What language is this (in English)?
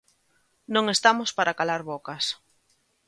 Galician